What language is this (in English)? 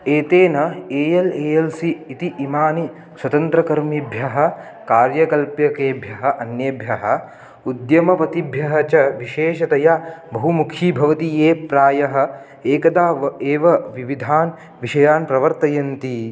Sanskrit